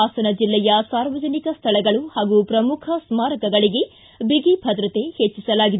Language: Kannada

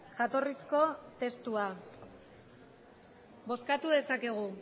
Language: Basque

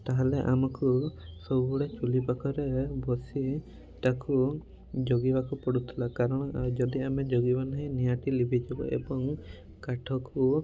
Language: Odia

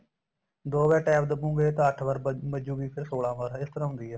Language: Punjabi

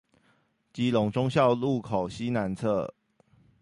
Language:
Chinese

